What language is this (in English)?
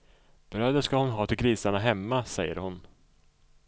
Swedish